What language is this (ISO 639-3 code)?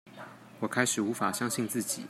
zho